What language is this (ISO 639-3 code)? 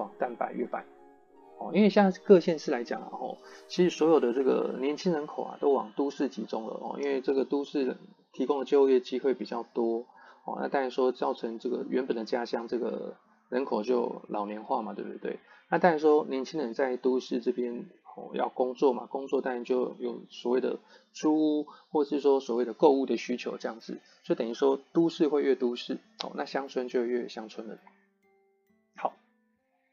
zho